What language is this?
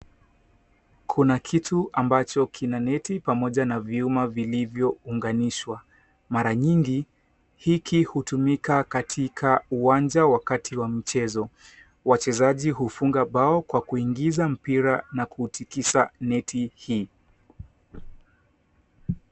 Swahili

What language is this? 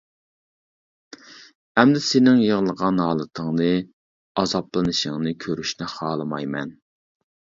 Uyghur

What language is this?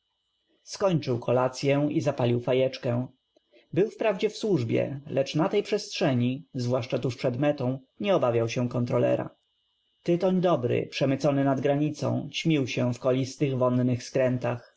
Polish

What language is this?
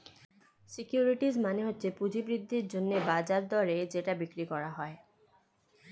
Bangla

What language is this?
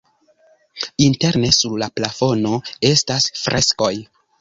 Esperanto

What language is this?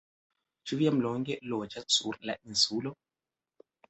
Esperanto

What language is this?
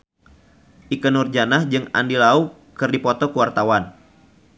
Sundanese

